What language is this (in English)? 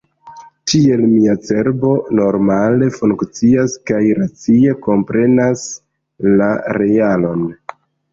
Esperanto